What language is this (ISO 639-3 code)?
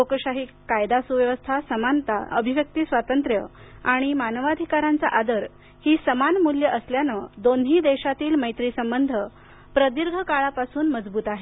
mar